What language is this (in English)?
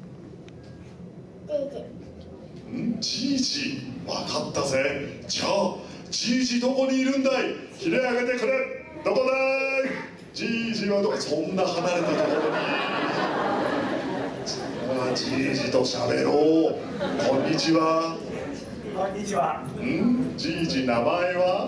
Japanese